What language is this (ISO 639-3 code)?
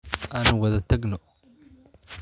som